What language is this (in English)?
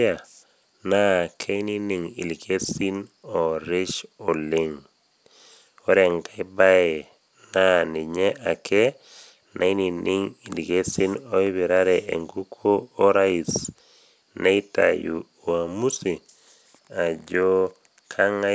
Masai